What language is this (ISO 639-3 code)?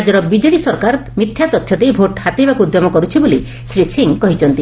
ori